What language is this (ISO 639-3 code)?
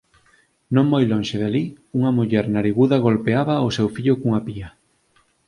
glg